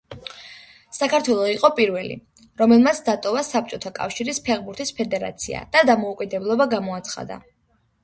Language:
Georgian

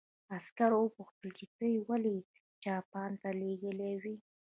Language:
Pashto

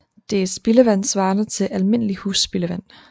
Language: Danish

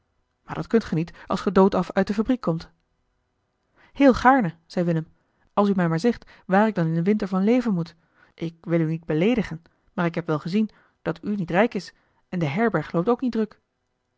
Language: Dutch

